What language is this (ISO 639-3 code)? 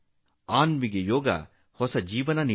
kan